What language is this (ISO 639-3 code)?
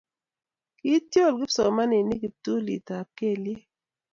kln